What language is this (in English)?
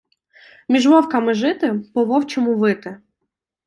Ukrainian